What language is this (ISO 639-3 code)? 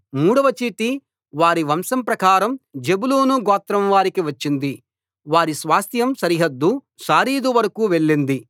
tel